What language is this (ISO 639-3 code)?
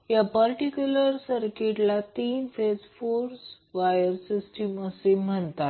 mar